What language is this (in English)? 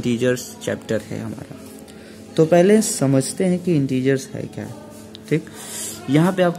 Hindi